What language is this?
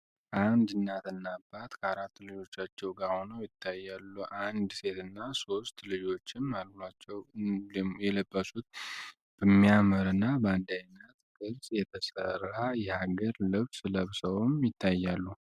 Amharic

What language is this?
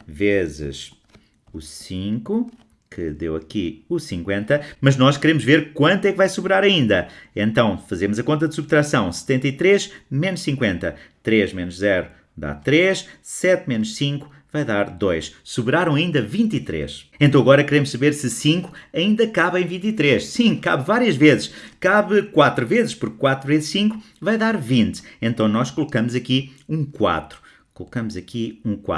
Portuguese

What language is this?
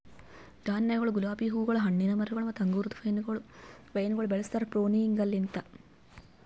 Kannada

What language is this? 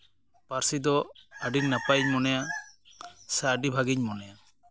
Santali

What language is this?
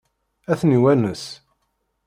Kabyle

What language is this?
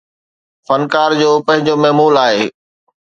Sindhi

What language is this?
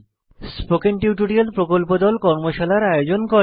Bangla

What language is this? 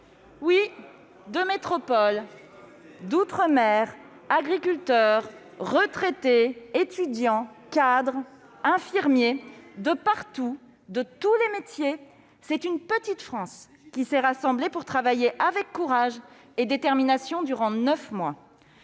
French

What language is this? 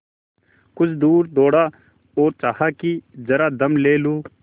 Hindi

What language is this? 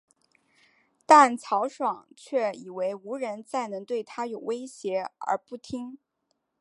Chinese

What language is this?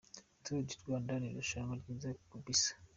Kinyarwanda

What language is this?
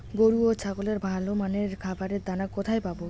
Bangla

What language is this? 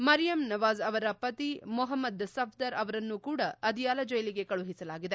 Kannada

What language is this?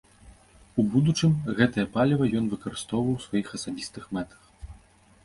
Belarusian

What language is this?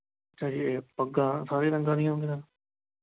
Punjabi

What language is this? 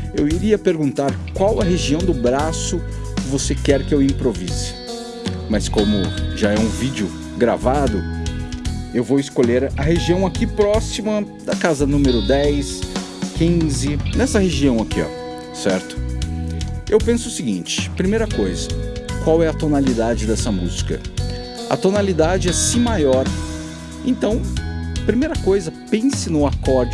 Portuguese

